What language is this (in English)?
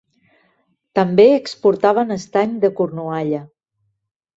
Catalan